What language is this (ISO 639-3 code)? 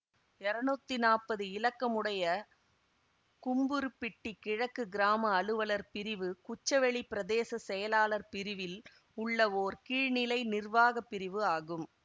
tam